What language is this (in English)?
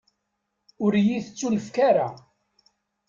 Kabyle